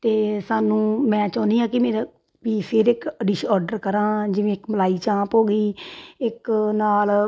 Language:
Punjabi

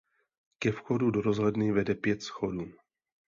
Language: Czech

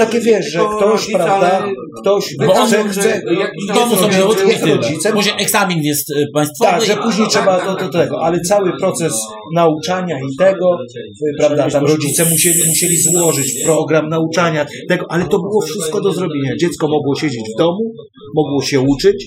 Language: Polish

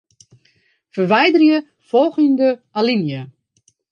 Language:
Western Frisian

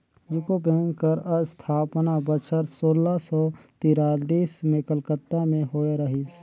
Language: Chhattisgarhi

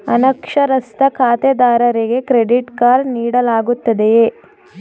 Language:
Kannada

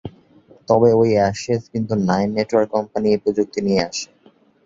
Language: Bangla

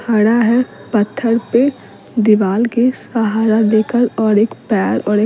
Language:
Hindi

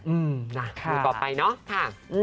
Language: Thai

